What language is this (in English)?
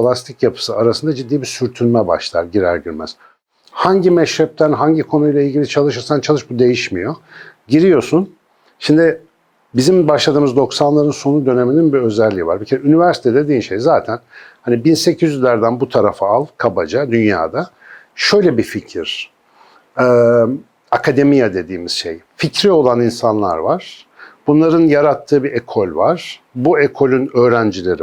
Turkish